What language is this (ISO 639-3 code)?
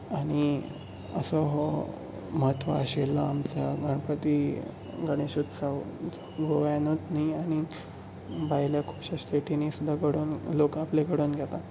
kok